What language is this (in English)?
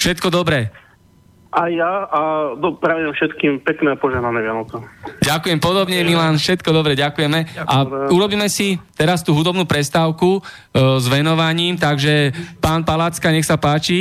Slovak